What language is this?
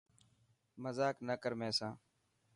Dhatki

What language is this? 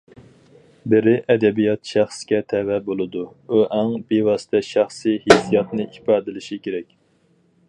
Uyghur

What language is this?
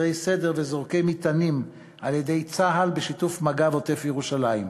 Hebrew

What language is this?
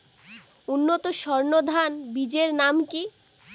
Bangla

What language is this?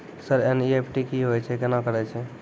Maithili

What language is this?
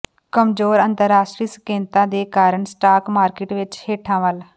Punjabi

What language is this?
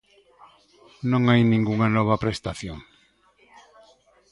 Galician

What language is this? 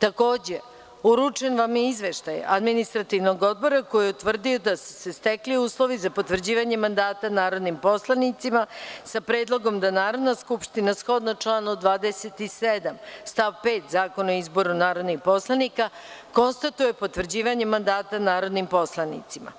Serbian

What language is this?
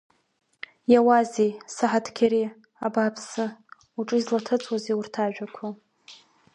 Abkhazian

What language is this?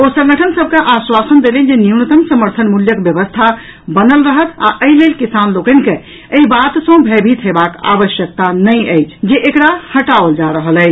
Maithili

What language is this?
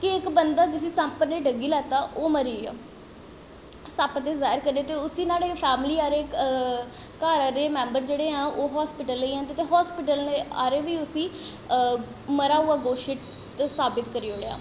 Dogri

